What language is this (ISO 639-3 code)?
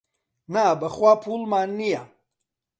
ckb